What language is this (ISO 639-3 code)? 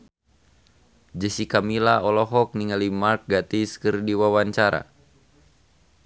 sun